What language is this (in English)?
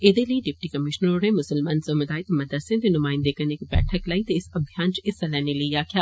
Dogri